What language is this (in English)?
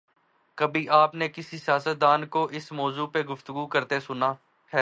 Urdu